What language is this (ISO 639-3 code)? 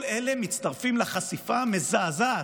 heb